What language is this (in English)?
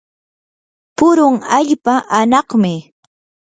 Yanahuanca Pasco Quechua